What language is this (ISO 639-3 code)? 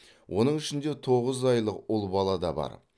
kaz